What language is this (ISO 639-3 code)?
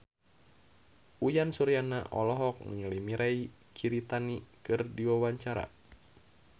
sun